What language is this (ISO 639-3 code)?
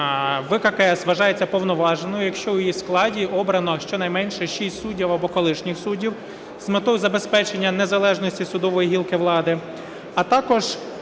ukr